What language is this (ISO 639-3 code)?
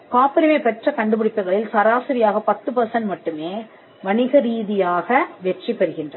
tam